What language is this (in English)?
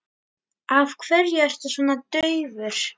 Icelandic